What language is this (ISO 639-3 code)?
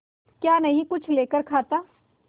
hin